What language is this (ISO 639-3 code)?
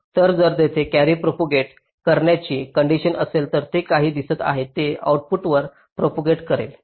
mar